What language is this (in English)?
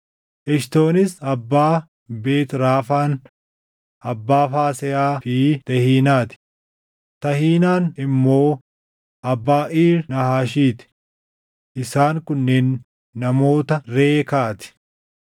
Oromo